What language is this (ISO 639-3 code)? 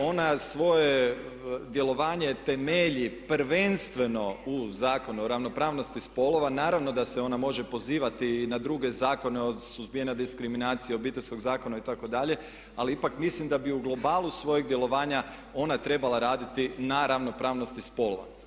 hrv